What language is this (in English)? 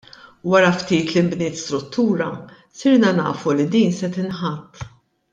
Maltese